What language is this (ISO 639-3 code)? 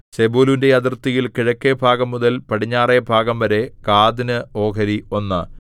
mal